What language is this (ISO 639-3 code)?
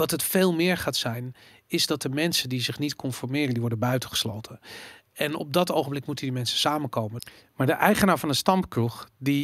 nld